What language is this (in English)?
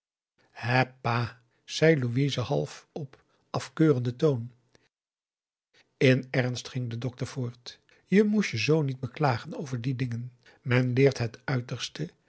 Dutch